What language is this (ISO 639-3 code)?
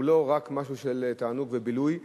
heb